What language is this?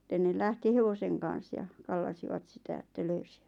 Finnish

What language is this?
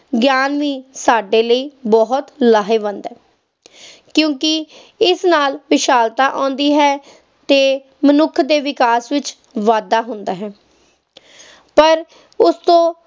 Punjabi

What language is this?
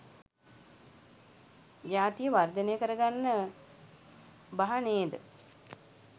Sinhala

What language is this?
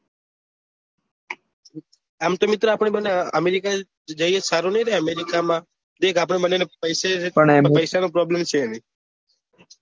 Gujarati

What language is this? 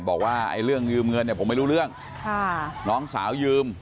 Thai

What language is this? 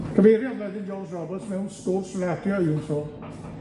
Welsh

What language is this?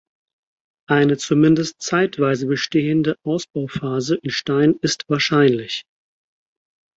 German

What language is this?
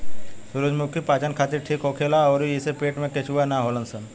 Bhojpuri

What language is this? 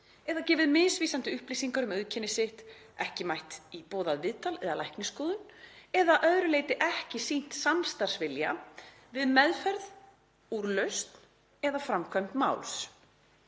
Icelandic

